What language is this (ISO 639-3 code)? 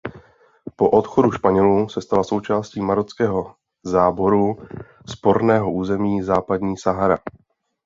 ces